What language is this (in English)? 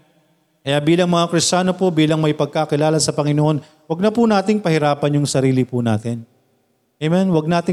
Filipino